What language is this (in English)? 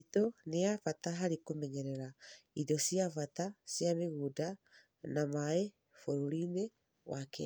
Kikuyu